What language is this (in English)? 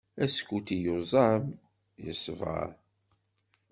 Kabyle